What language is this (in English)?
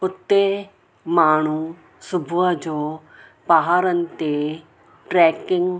Sindhi